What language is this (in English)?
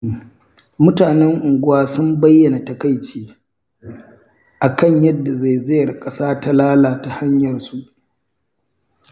Hausa